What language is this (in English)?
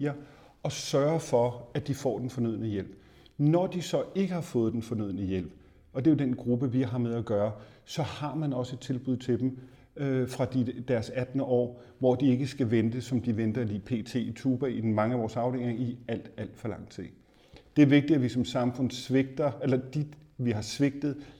Danish